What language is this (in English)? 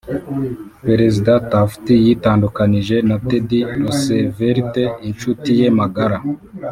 Kinyarwanda